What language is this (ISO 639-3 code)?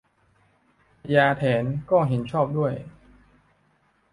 tha